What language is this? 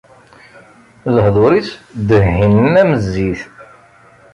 Kabyle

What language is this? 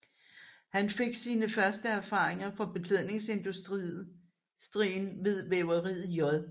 Danish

